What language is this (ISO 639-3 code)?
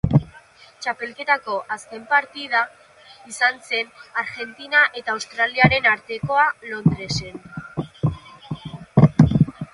eus